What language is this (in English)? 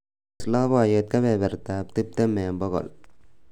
Kalenjin